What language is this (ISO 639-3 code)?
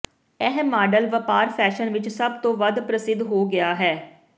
pan